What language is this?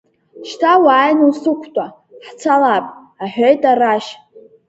Abkhazian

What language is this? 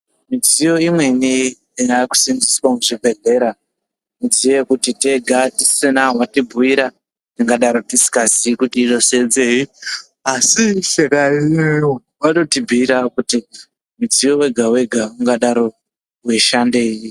Ndau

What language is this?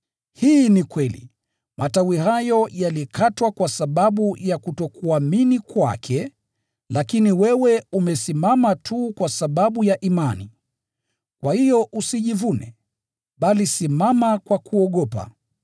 Swahili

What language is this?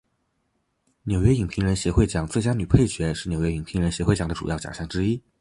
Chinese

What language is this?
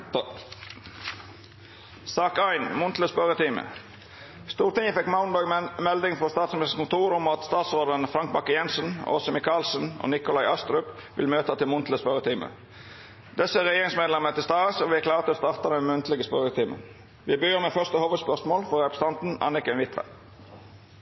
Norwegian Nynorsk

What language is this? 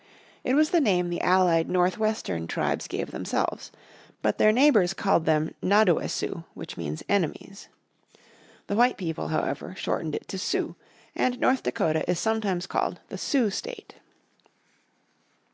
English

